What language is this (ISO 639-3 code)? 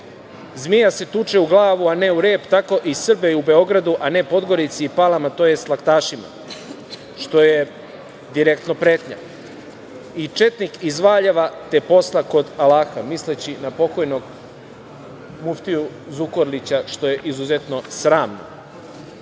srp